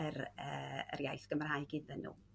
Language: Welsh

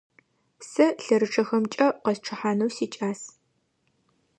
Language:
Adyghe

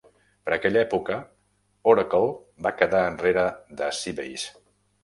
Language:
Catalan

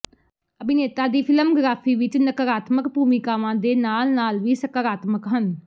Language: Punjabi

